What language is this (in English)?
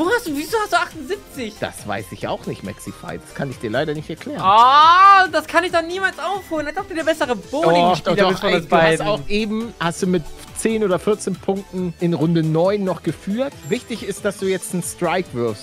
German